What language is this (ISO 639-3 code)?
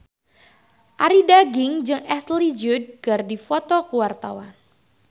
sun